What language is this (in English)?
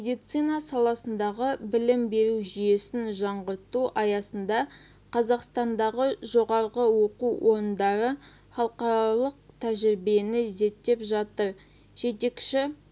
Kazakh